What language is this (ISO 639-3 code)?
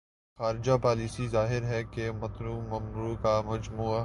urd